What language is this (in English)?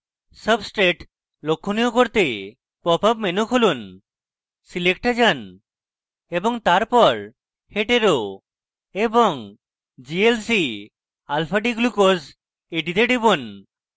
Bangla